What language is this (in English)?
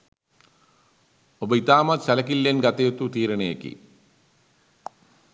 Sinhala